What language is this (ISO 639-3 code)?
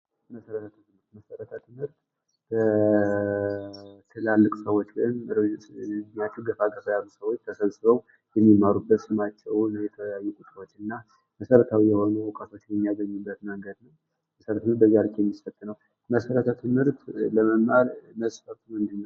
amh